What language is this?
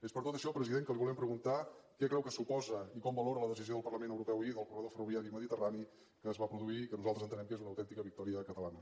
Catalan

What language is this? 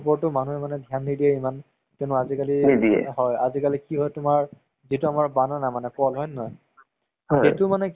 Assamese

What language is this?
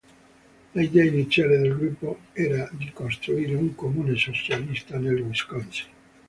Italian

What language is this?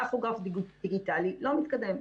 Hebrew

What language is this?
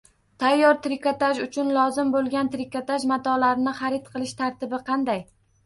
Uzbek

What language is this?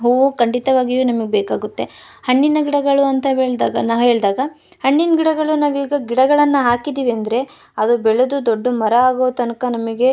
Kannada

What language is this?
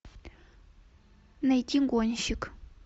Russian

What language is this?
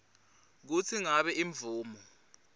Swati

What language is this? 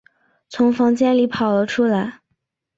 Chinese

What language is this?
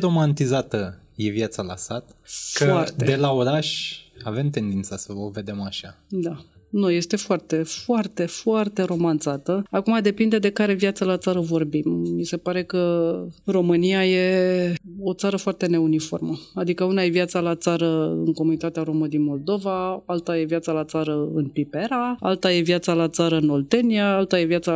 Romanian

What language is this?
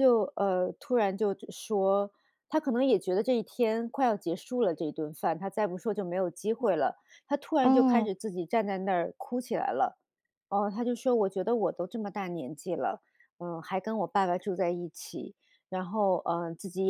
Chinese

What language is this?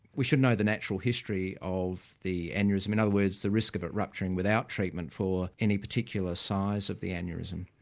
English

